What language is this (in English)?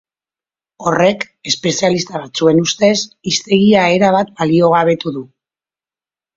Basque